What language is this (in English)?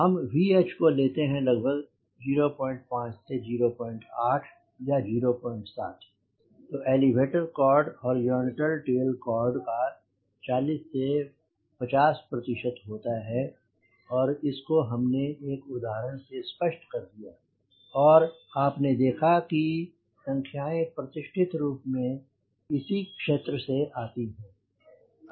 Hindi